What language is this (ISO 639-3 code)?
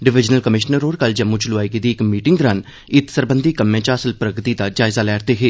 doi